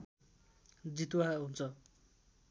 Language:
Nepali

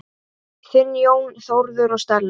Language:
Icelandic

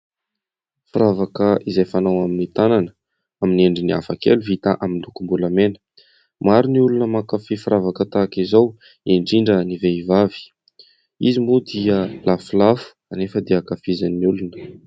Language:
Malagasy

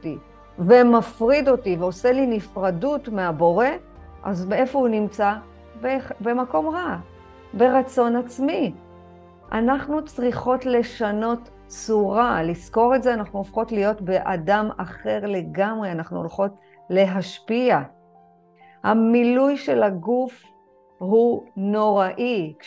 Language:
Hebrew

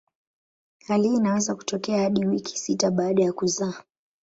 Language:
Swahili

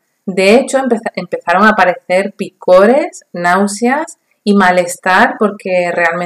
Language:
Spanish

